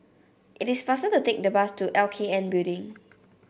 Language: English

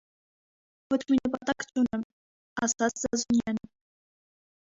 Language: Armenian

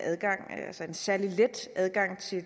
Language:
Danish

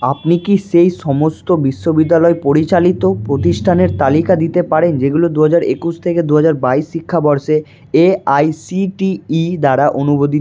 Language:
Bangla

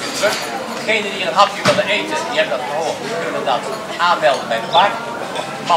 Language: Dutch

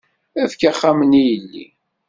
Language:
Kabyle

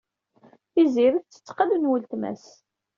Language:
Kabyle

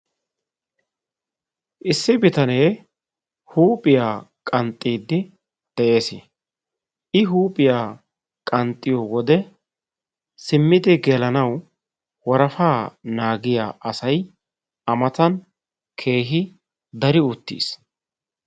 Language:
Wolaytta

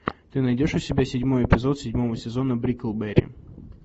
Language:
Russian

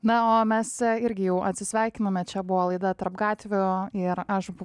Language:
Lithuanian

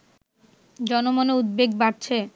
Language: Bangla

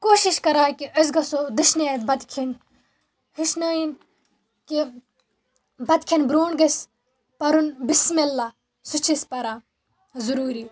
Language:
Kashmiri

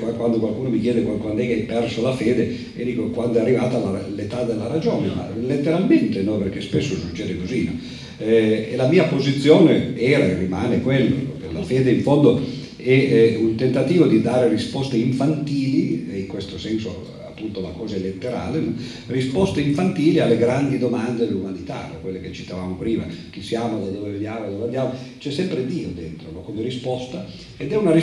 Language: Italian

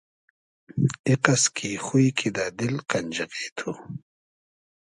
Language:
Hazaragi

